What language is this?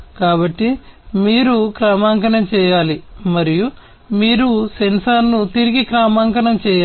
Telugu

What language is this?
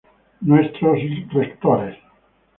Spanish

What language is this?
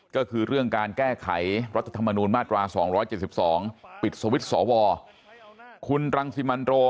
Thai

